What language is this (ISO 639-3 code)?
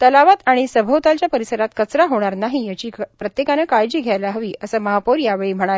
mar